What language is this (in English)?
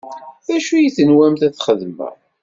Kabyle